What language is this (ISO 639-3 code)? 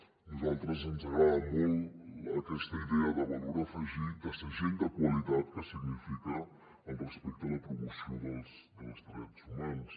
cat